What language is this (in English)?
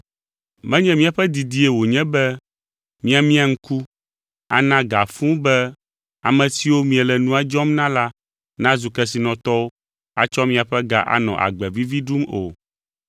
Ewe